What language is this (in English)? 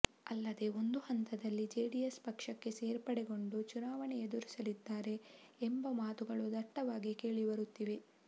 Kannada